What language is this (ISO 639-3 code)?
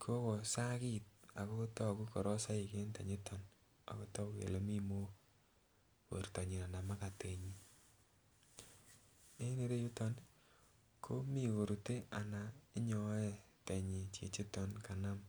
kln